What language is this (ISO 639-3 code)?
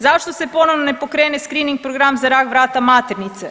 hrv